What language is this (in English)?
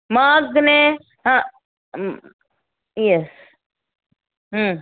Gujarati